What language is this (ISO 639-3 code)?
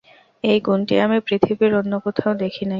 ben